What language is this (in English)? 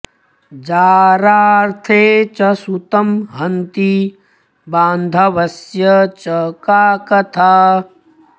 Sanskrit